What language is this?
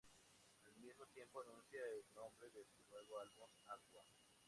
Spanish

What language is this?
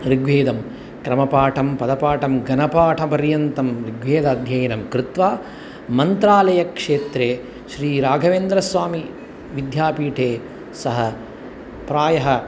Sanskrit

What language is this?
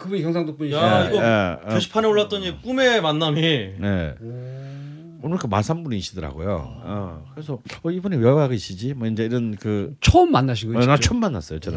Korean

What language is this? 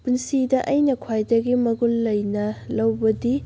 Manipuri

